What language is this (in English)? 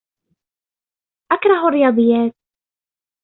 Arabic